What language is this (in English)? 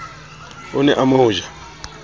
Southern Sotho